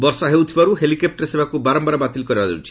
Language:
Odia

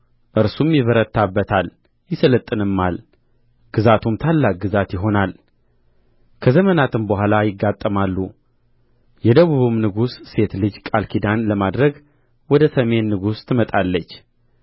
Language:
Amharic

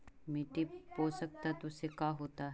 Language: Magahi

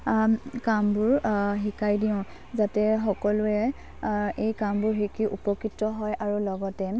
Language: Assamese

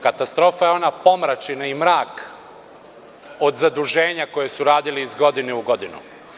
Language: Serbian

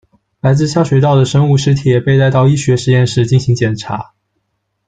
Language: Chinese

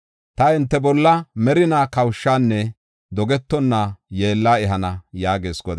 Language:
Gofa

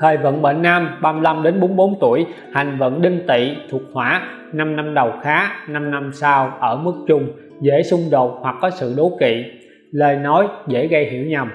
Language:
Vietnamese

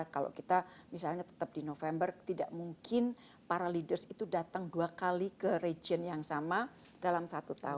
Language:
Indonesian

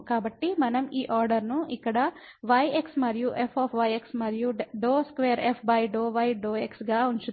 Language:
Telugu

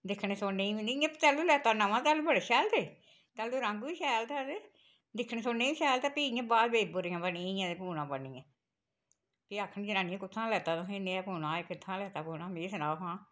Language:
Dogri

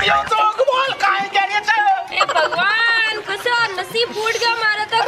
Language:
Indonesian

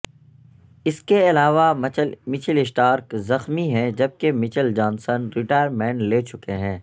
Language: Urdu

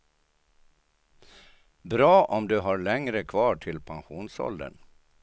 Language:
Swedish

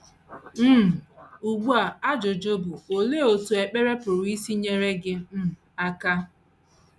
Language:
Igbo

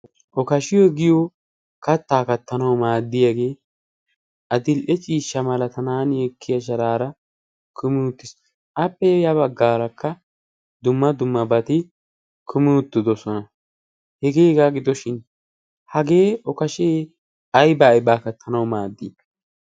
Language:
Wolaytta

